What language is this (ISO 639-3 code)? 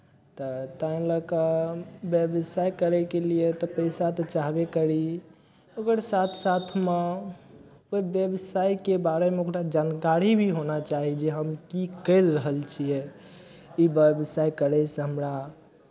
mai